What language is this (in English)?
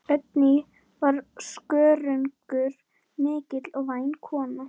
Icelandic